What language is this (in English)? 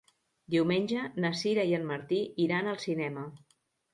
Catalan